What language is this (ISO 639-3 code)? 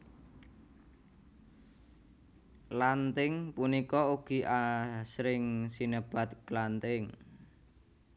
jav